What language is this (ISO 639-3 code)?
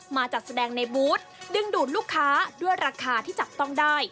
tha